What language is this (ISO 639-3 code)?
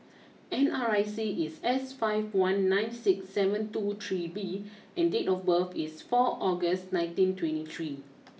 eng